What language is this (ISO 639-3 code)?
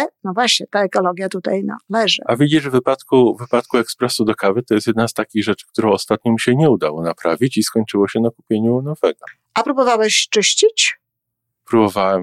pol